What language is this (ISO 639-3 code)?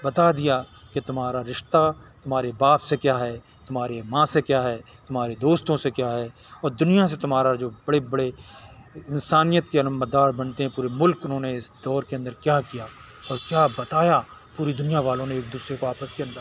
urd